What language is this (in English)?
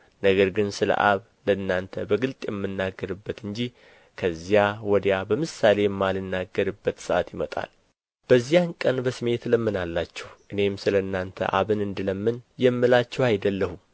Amharic